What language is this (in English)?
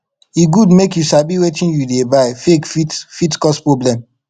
Nigerian Pidgin